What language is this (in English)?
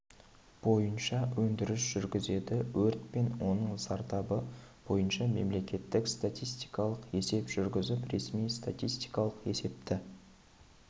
Kazakh